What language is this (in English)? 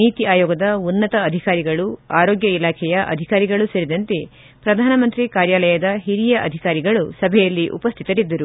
Kannada